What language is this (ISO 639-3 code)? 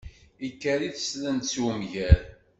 kab